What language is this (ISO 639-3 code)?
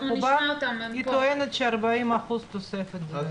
heb